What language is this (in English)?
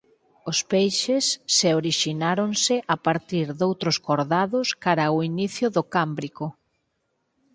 Galician